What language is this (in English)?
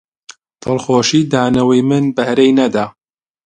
Central Kurdish